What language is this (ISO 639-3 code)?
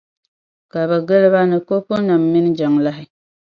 dag